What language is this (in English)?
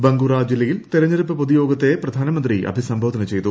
Malayalam